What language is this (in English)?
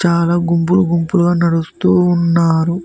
Telugu